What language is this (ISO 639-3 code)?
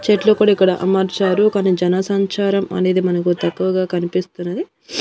tel